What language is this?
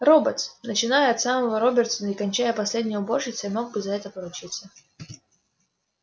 Russian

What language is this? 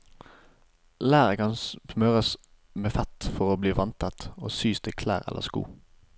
Norwegian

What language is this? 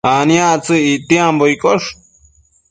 Matsés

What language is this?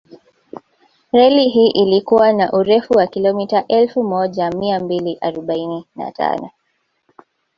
Swahili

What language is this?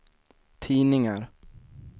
Swedish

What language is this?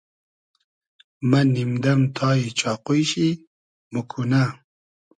Hazaragi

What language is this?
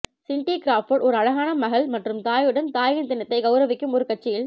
Tamil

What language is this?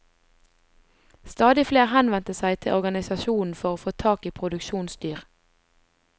Norwegian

